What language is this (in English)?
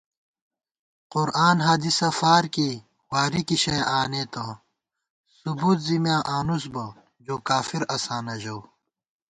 Gawar-Bati